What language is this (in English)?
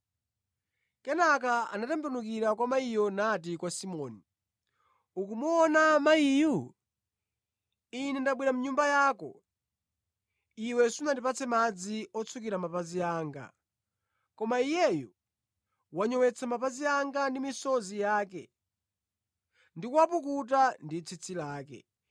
Nyanja